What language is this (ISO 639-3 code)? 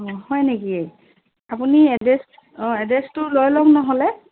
asm